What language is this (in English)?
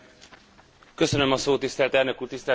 Hungarian